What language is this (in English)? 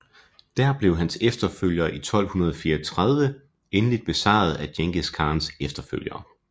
Danish